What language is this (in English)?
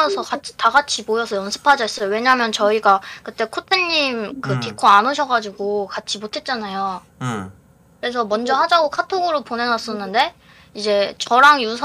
Korean